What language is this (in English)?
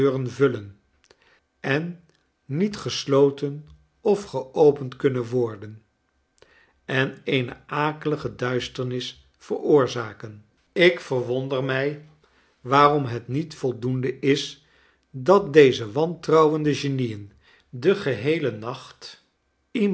Dutch